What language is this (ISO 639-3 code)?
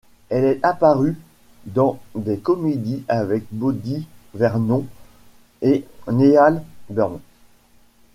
fra